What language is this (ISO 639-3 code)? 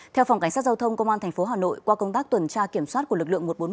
vie